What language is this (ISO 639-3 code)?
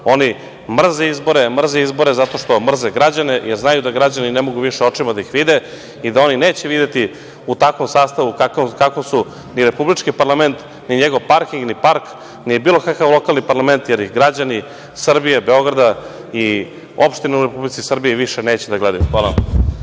srp